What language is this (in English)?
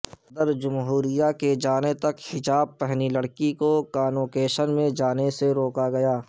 Urdu